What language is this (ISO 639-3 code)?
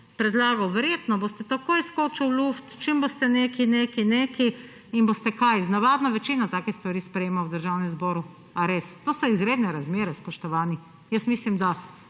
slv